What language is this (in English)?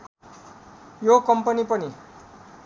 Nepali